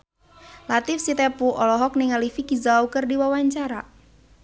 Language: Sundanese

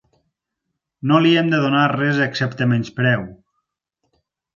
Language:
Catalan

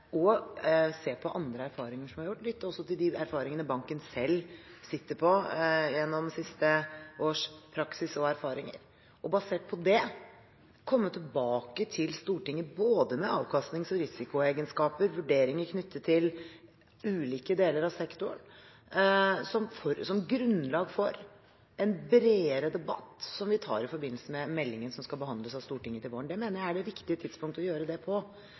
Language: Norwegian Bokmål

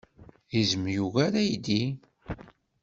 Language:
Kabyle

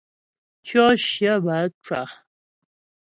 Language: Ghomala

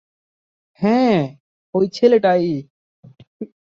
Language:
Bangla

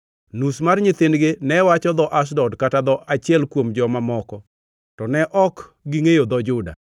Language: Luo (Kenya and Tanzania)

